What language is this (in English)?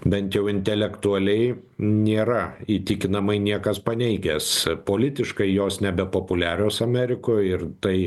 Lithuanian